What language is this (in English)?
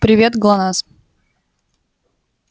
Russian